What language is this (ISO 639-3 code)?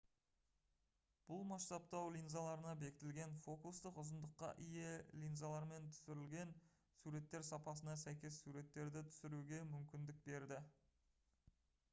kaz